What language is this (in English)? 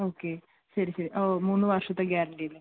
Malayalam